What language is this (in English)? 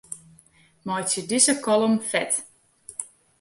Western Frisian